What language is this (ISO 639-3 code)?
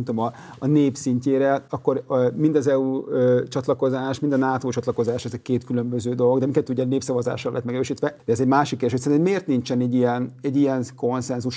hun